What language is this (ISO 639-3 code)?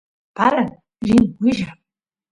qus